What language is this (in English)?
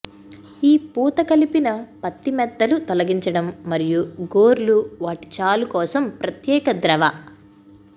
Telugu